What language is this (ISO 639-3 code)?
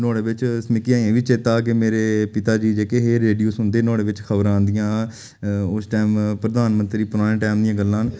doi